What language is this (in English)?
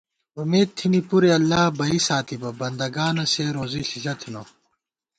Gawar-Bati